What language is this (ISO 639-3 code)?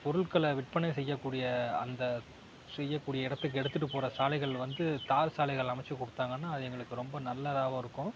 tam